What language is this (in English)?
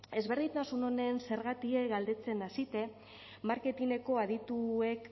Basque